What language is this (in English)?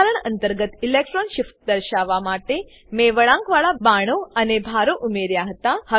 Gujarati